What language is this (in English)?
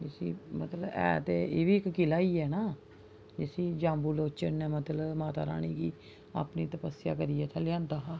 Dogri